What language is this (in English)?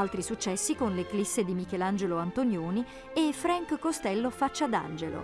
Italian